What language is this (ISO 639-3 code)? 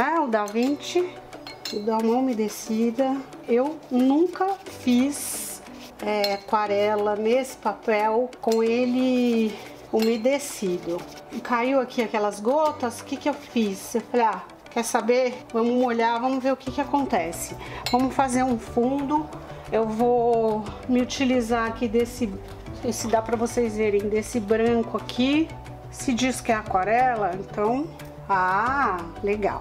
por